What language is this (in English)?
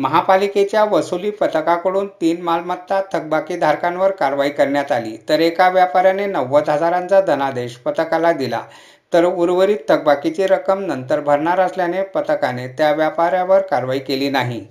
Marathi